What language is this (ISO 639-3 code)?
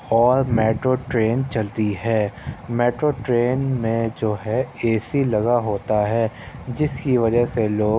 urd